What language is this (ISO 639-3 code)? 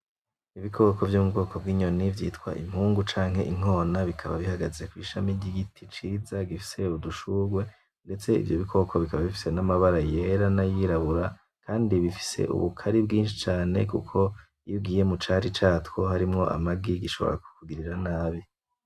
run